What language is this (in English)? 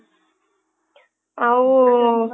Odia